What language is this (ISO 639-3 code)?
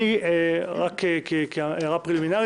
heb